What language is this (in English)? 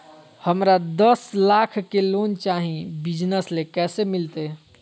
Magahi